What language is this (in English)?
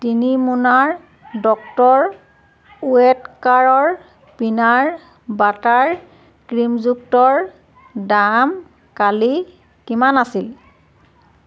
Assamese